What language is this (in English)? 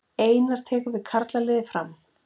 Icelandic